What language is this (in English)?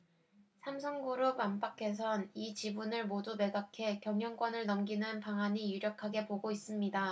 Korean